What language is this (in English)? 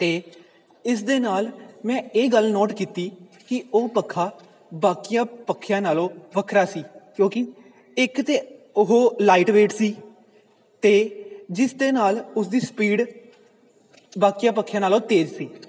Punjabi